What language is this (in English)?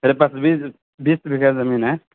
Urdu